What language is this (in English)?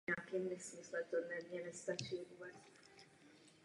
Czech